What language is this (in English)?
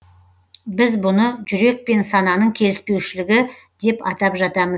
Kazakh